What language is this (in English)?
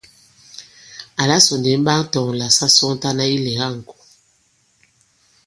Bankon